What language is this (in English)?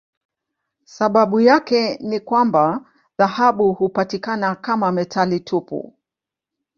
Swahili